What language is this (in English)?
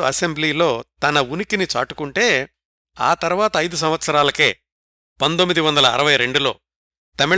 Telugu